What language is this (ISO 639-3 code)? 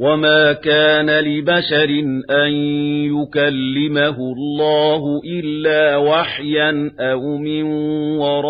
ara